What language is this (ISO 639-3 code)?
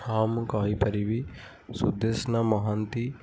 ori